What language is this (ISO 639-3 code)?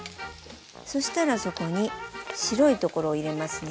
jpn